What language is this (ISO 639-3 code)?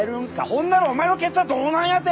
jpn